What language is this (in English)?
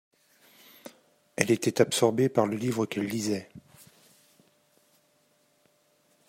French